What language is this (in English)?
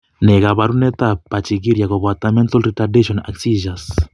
Kalenjin